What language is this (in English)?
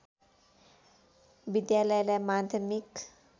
Nepali